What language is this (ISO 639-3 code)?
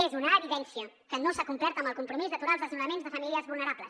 cat